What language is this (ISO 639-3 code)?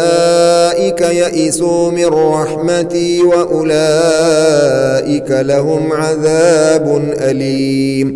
ara